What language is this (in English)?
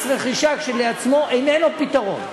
Hebrew